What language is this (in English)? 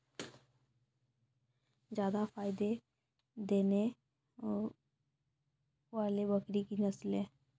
Maithili